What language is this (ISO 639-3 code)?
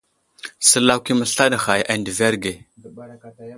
udl